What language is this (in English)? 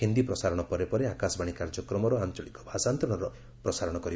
Odia